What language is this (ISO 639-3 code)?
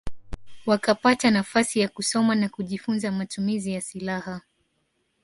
swa